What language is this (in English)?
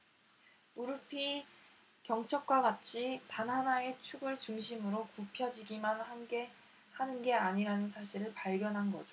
Korean